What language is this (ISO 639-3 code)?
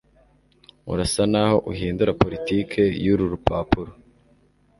kin